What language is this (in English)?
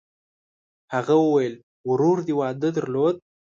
Pashto